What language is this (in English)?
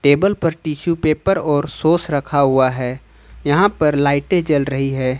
Hindi